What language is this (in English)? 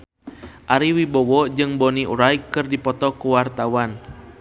Sundanese